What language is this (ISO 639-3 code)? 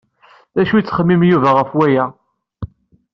kab